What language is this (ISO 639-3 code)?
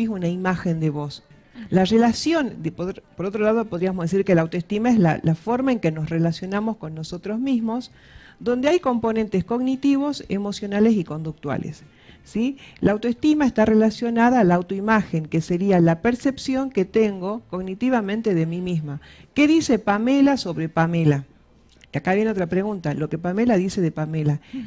spa